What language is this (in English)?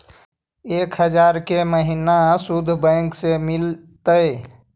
Magahi